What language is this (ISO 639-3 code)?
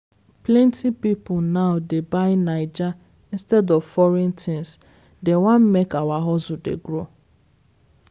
pcm